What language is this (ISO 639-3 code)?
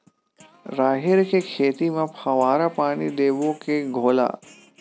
hne